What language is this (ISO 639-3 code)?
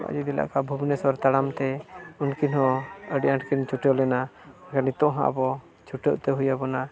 sat